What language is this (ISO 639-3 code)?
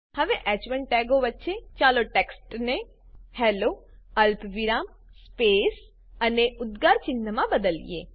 guj